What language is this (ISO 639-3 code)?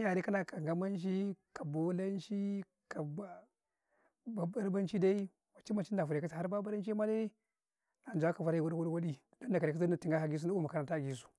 kai